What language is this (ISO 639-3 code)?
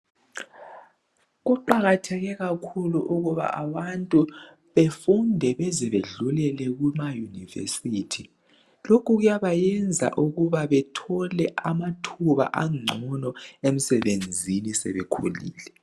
nde